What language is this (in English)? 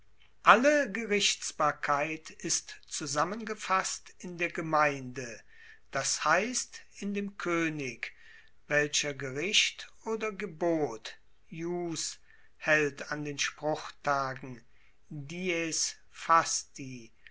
German